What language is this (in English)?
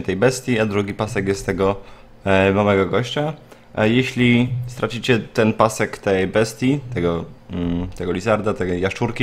Polish